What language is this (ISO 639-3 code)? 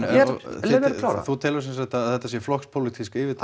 isl